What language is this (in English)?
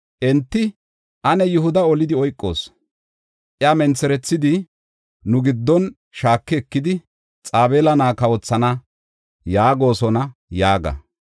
Gofa